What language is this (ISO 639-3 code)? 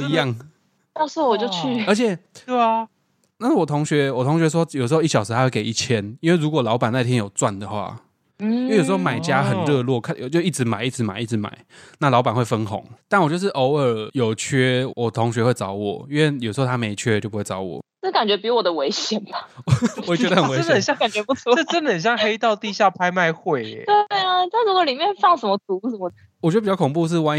zho